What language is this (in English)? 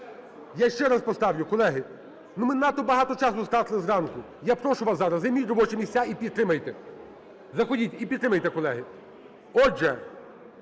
Ukrainian